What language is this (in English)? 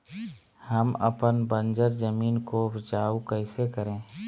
Magahi